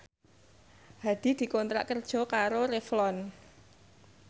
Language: Javanese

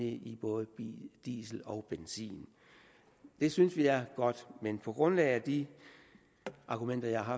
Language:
Danish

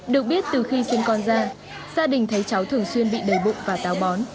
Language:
Vietnamese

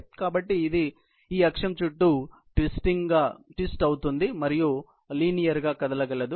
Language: Telugu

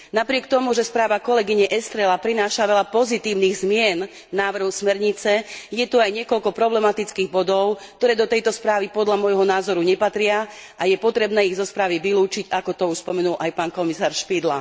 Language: Slovak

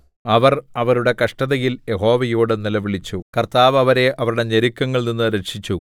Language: Malayalam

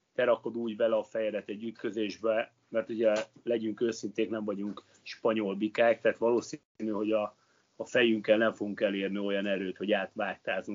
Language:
Hungarian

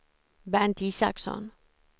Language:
Swedish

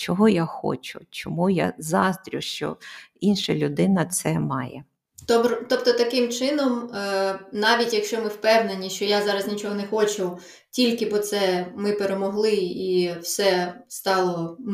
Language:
Ukrainian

